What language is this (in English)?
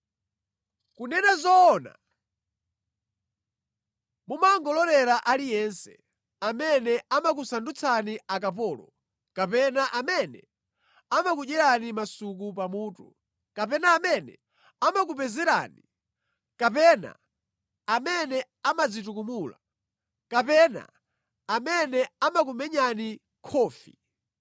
Nyanja